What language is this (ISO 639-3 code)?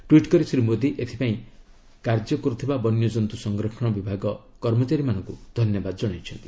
ori